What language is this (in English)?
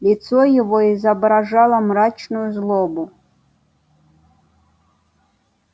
Russian